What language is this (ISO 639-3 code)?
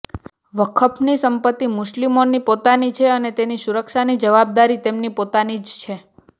guj